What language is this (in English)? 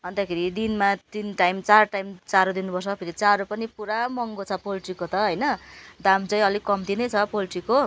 Nepali